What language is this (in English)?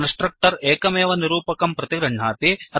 Sanskrit